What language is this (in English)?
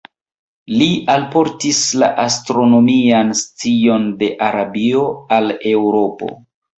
Esperanto